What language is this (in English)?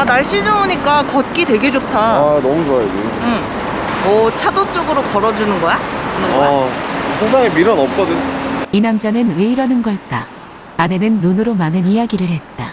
Korean